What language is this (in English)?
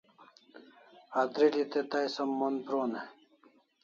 Kalasha